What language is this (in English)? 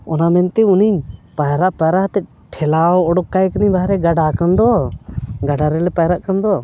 Santali